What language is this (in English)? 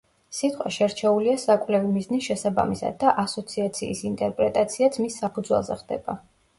Georgian